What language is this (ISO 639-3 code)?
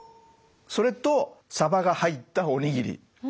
jpn